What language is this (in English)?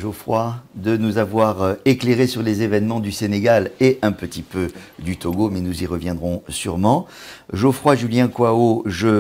French